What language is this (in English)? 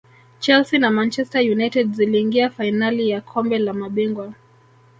Swahili